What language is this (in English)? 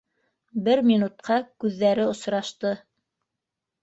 Bashkir